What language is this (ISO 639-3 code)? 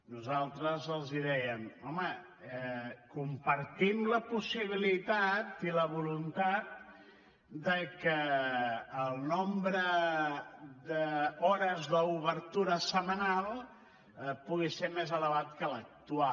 cat